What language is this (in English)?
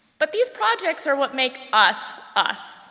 English